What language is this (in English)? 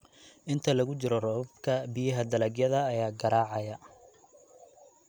Somali